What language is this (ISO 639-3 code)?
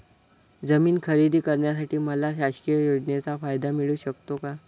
mar